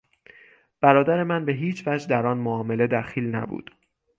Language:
Persian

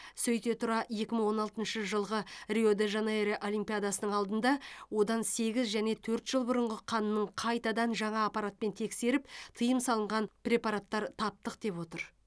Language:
Kazakh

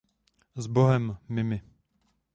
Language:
Czech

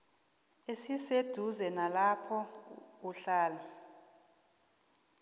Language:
South Ndebele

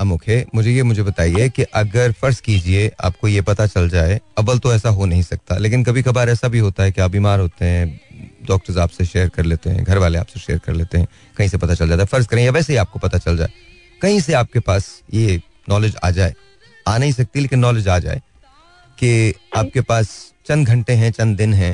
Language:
Hindi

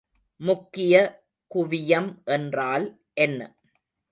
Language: Tamil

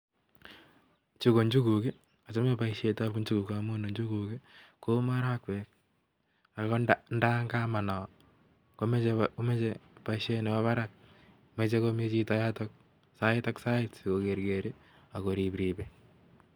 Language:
Kalenjin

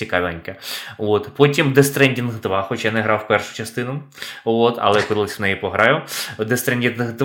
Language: Ukrainian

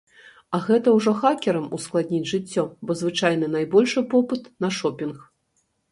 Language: Belarusian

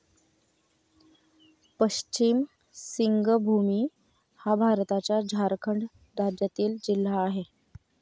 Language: Marathi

